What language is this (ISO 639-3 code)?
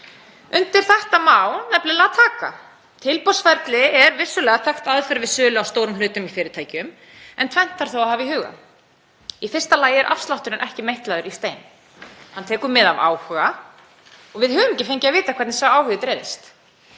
isl